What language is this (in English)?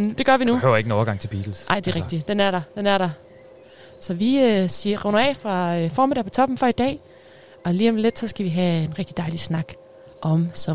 Danish